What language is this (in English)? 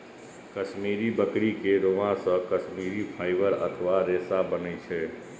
Maithili